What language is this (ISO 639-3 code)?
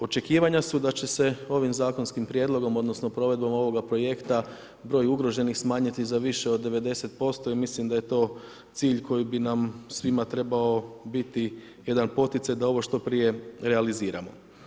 hrv